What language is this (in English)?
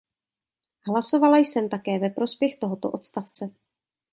Czech